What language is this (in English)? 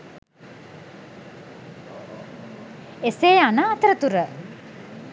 Sinhala